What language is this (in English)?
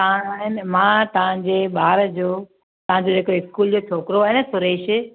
Sindhi